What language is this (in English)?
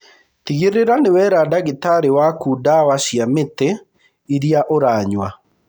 Kikuyu